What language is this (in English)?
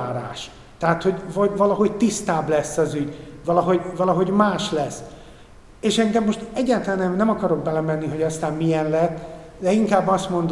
Hungarian